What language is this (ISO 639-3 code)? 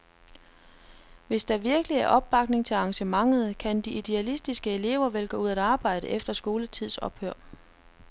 dan